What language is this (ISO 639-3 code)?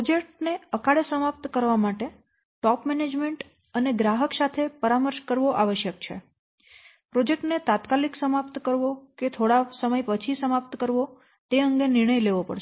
guj